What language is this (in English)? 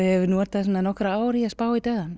Icelandic